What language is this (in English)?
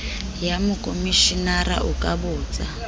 Southern Sotho